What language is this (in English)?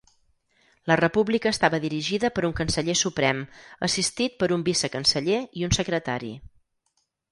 Catalan